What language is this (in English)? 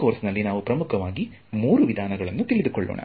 Kannada